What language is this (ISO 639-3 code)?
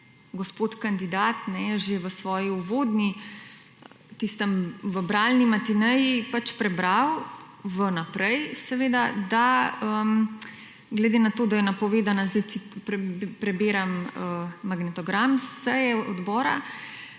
slv